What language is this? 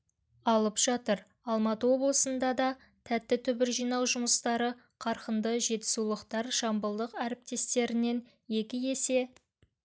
Kazakh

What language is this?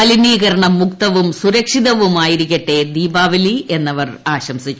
Malayalam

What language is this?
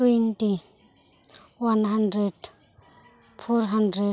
Santali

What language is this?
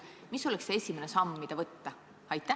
Estonian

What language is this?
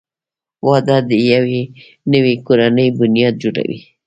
Pashto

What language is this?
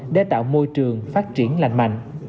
Vietnamese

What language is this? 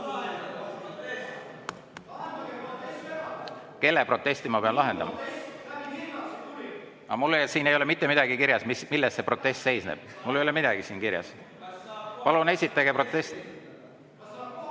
Estonian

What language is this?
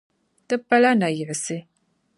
Dagbani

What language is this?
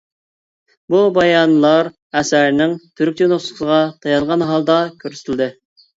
Uyghur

